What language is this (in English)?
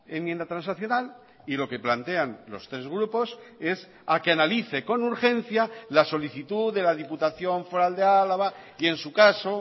Spanish